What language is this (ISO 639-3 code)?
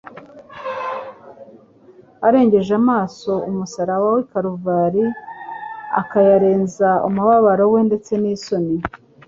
kin